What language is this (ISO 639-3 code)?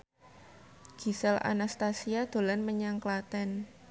jav